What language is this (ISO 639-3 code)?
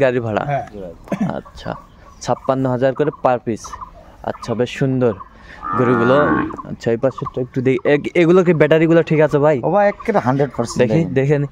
ben